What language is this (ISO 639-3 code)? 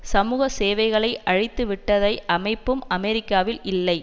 tam